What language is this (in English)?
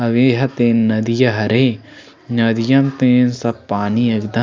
Chhattisgarhi